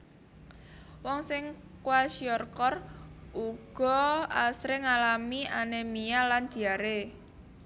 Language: Javanese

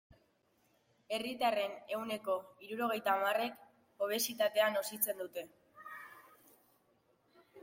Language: Basque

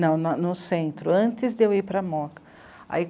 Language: Portuguese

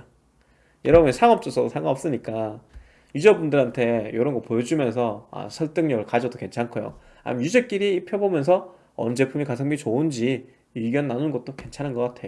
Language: Korean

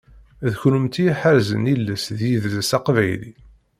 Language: Kabyle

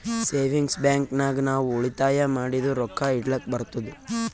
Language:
Kannada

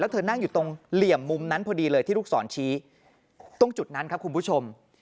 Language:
Thai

